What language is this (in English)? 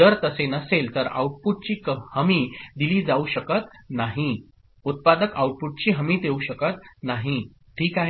Marathi